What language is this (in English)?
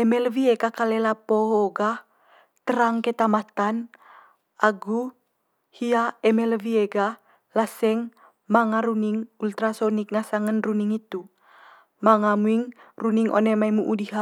Manggarai